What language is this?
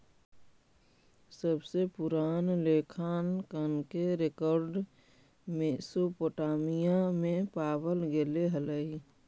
Magahi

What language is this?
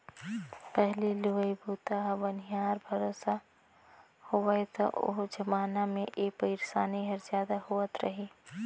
Chhattisgarhi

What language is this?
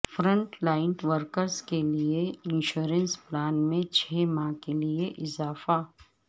Urdu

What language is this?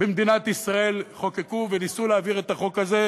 Hebrew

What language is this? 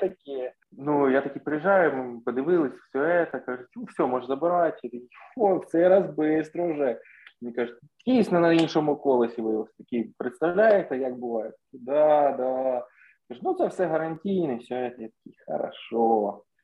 Ukrainian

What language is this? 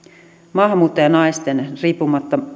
Finnish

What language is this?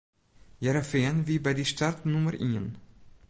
Western Frisian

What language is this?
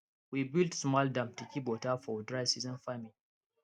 Nigerian Pidgin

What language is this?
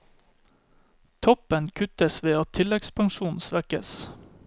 Norwegian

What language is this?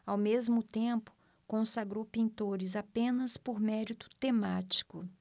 Portuguese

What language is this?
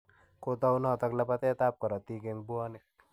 Kalenjin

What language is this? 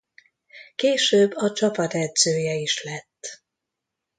Hungarian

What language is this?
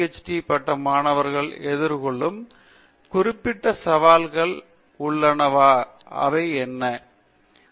Tamil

